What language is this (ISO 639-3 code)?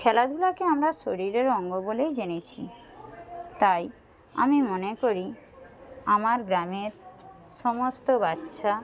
ben